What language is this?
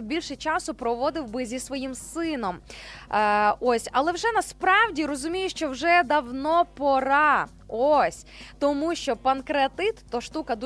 Ukrainian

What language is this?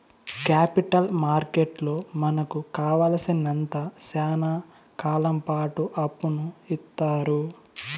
Telugu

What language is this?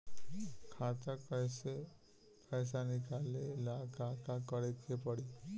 Bhojpuri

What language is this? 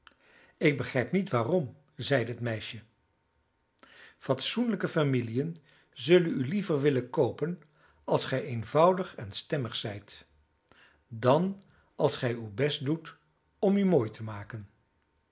Dutch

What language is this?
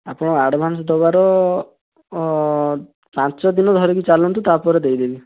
Odia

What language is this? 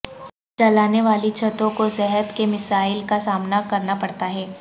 Urdu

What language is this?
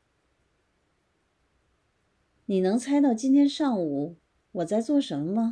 Chinese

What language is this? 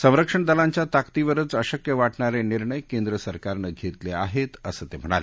Marathi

